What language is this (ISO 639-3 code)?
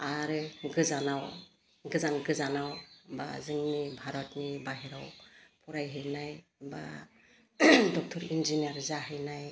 brx